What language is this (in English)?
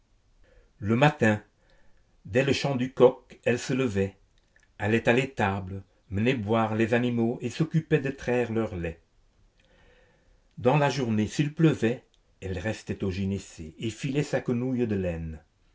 French